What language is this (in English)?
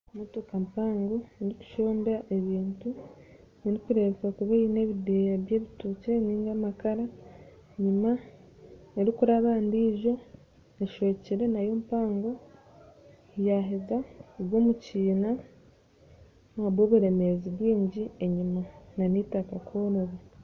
Nyankole